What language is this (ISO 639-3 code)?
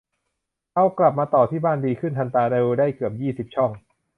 tha